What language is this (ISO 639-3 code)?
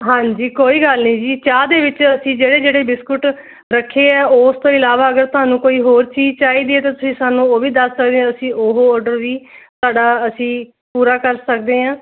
pan